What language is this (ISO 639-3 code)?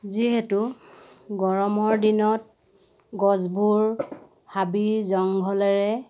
asm